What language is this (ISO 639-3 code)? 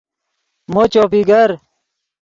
ydg